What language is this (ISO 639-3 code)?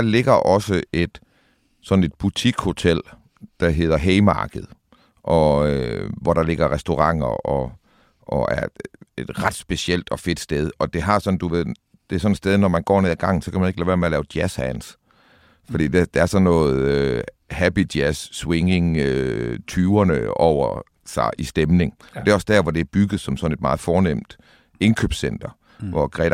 dan